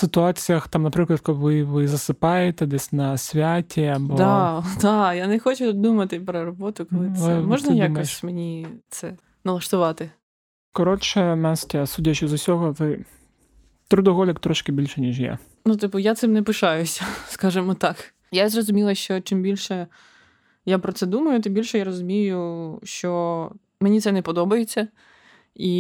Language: Ukrainian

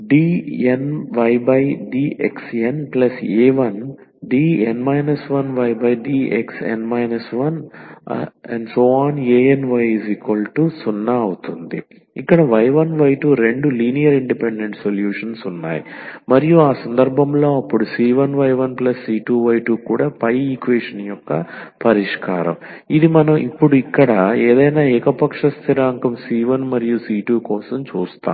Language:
Telugu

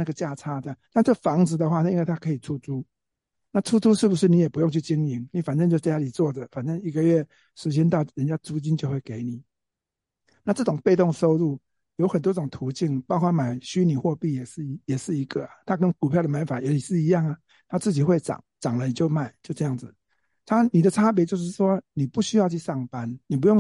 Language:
Chinese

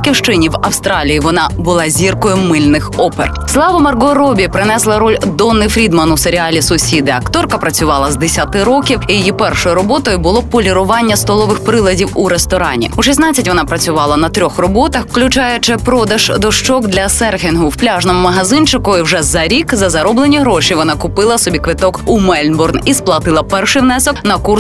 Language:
Ukrainian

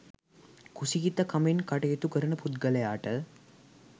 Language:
Sinhala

